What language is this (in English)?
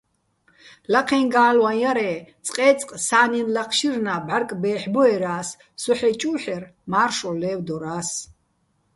Bats